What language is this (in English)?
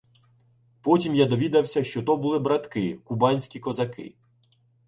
Ukrainian